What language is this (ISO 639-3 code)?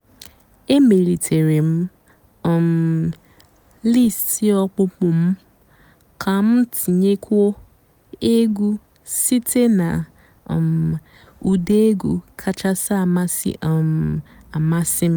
ibo